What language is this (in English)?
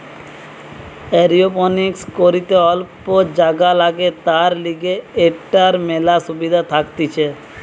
Bangla